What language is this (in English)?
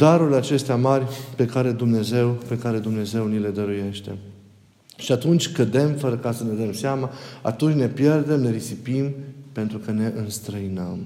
Romanian